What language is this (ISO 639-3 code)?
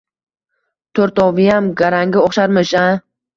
uzb